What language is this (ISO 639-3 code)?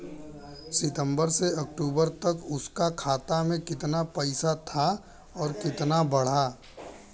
bho